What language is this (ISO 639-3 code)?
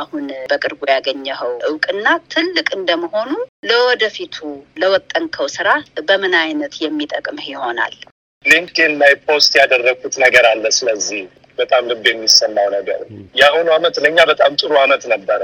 amh